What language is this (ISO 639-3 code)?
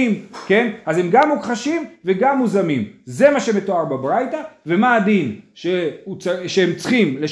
heb